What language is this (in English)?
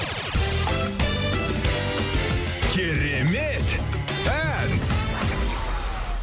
Kazakh